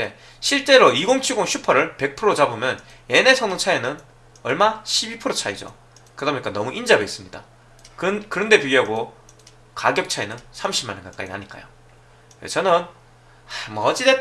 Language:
Korean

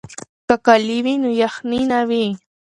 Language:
Pashto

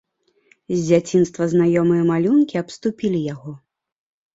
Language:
Belarusian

